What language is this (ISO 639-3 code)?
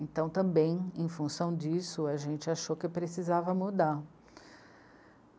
por